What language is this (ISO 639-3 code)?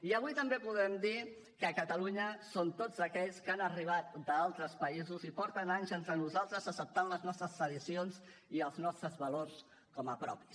cat